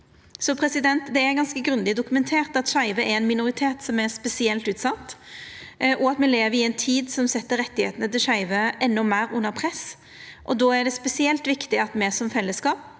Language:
Norwegian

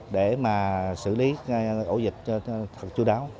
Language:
Vietnamese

